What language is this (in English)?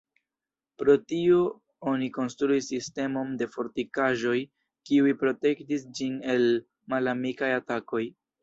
Esperanto